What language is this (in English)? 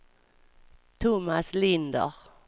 Swedish